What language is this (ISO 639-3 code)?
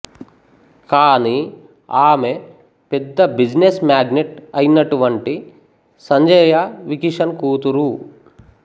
tel